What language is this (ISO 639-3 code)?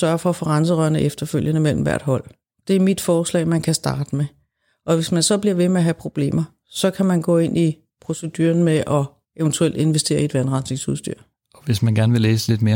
dan